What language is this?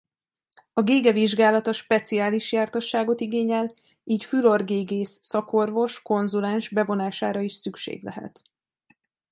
Hungarian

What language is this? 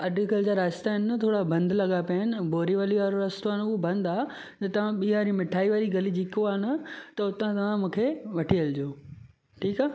Sindhi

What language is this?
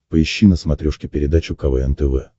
Russian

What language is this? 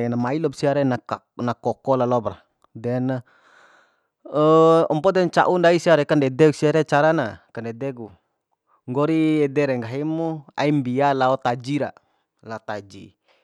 Bima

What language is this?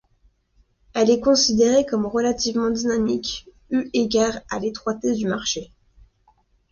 French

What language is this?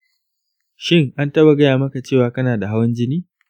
Hausa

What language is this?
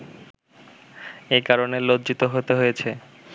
Bangla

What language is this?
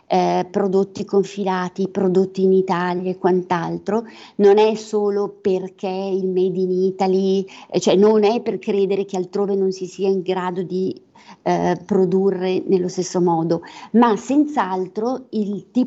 Italian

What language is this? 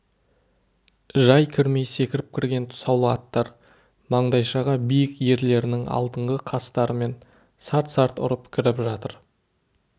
Kazakh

